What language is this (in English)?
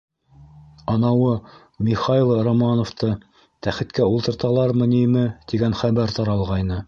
Bashkir